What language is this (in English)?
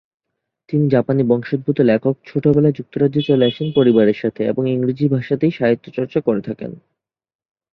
Bangla